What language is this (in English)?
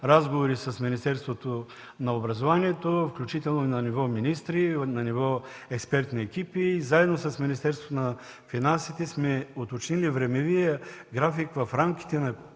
Bulgarian